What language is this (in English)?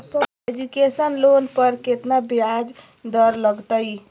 Magahi